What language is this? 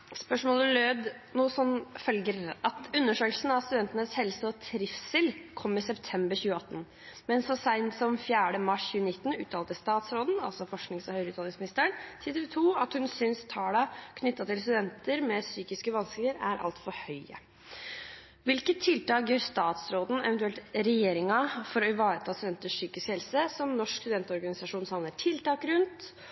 Norwegian Bokmål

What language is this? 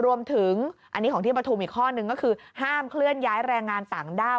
Thai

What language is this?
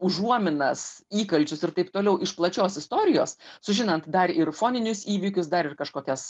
Lithuanian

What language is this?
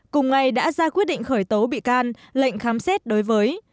Vietnamese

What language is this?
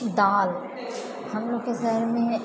Maithili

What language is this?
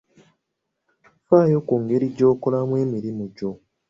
Ganda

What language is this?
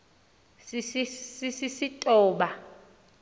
Xhosa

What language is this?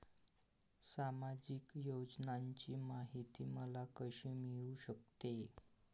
Marathi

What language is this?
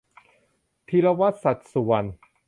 Thai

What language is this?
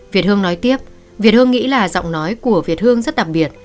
Vietnamese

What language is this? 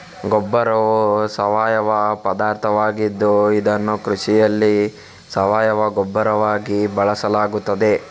Kannada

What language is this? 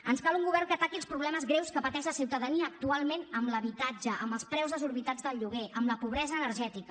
Catalan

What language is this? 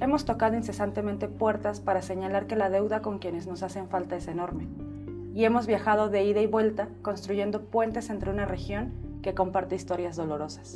Spanish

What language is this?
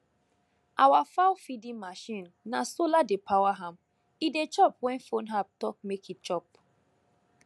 Nigerian Pidgin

